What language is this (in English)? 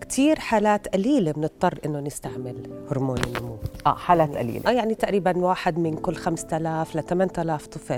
Arabic